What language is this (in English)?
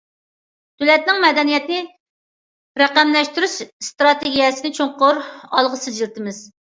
Uyghur